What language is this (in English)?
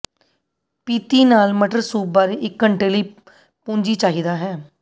Punjabi